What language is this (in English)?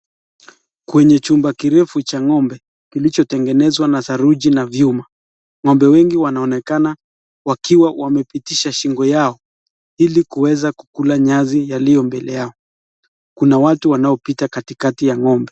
Swahili